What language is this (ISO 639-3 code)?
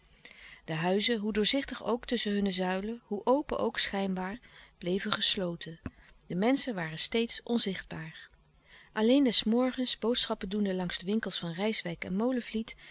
nld